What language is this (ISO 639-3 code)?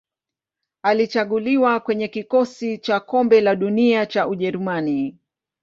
swa